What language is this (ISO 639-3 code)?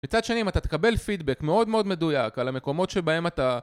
heb